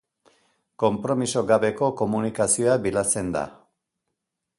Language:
Basque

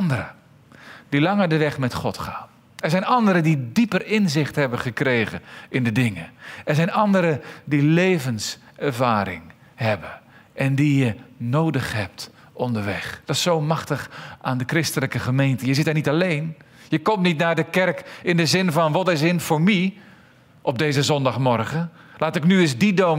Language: Dutch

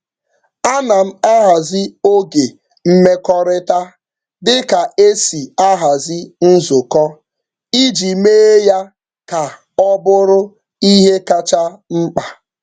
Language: Igbo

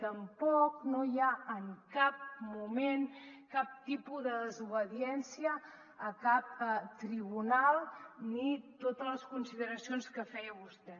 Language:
Catalan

